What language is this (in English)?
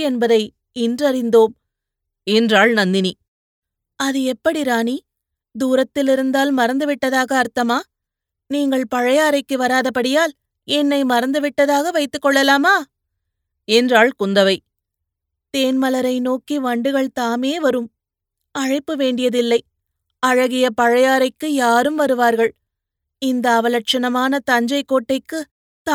Tamil